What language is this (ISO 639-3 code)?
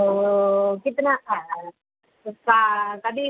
san